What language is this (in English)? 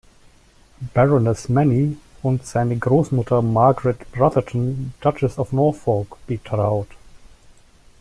German